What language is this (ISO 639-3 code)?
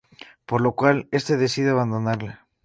spa